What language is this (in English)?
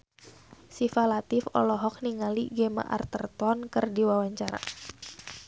Sundanese